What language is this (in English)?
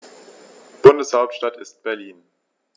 German